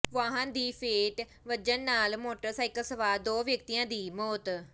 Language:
Punjabi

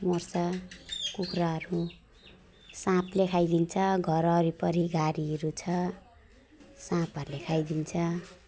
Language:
Nepali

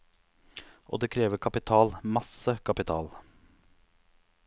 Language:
Norwegian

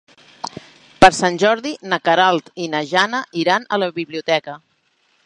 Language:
Catalan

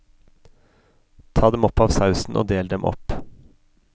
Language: Norwegian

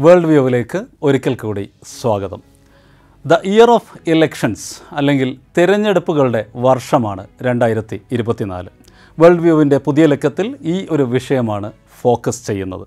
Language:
Malayalam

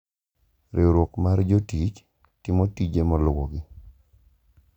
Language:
Luo (Kenya and Tanzania)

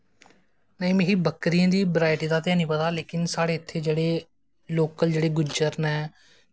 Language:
Dogri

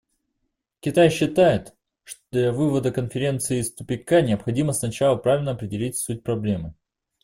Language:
Russian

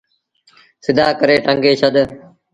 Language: Sindhi Bhil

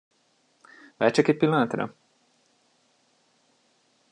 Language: Hungarian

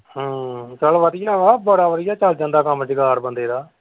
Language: Punjabi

